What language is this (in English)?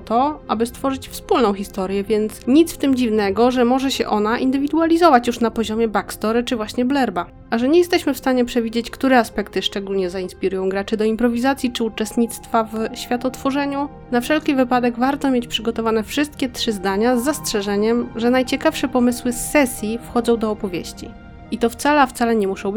Polish